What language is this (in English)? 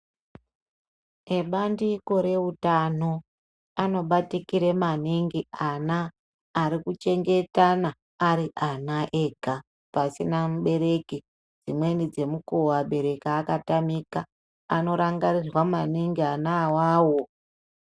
Ndau